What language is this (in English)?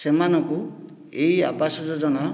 Odia